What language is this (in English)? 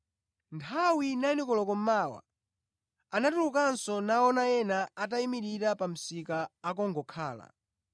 Nyanja